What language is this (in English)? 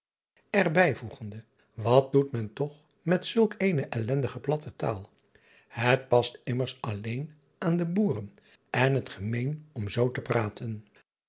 Dutch